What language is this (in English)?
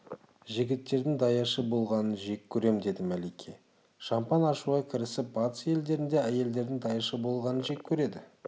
Kazakh